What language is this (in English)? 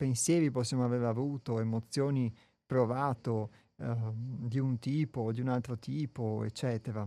Italian